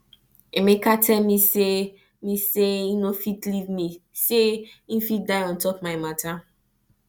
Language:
Nigerian Pidgin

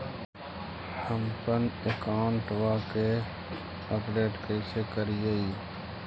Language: Magahi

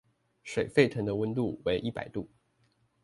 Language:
Chinese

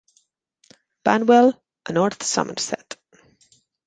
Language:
Catalan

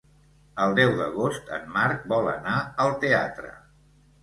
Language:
Catalan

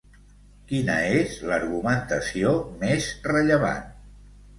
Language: Catalan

